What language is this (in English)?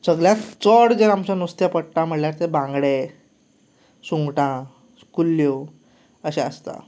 Konkani